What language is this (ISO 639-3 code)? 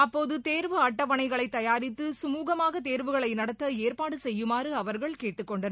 tam